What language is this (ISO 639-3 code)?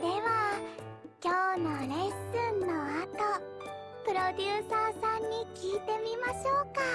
jpn